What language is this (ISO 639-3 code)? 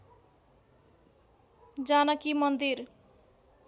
nep